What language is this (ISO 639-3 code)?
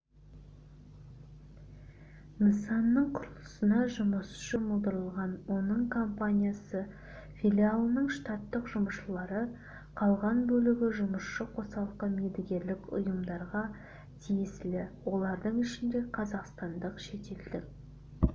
kaz